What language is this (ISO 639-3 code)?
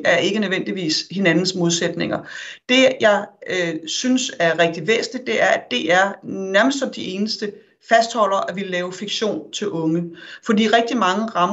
dan